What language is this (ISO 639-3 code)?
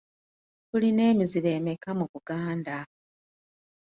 lug